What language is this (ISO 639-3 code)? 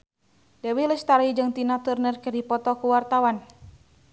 sun